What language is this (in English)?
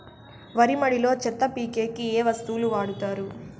Telugu